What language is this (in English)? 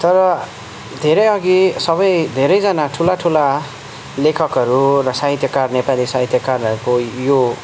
Nepali